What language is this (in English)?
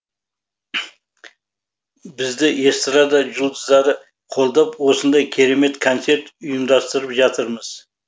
Kazakh